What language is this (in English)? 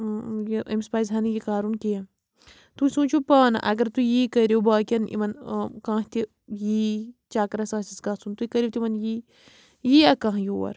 Kashmiri